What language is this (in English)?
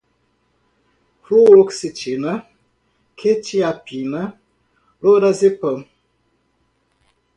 Portuguese